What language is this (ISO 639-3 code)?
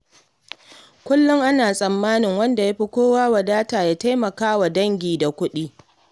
hau